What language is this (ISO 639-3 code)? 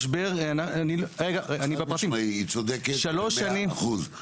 heb